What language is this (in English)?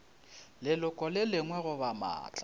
Northern Sotho